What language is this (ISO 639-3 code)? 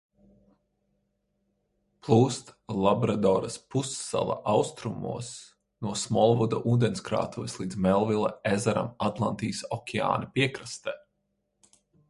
lav